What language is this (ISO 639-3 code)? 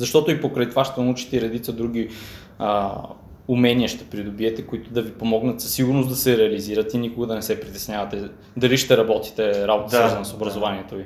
bul